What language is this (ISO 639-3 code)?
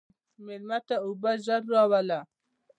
pus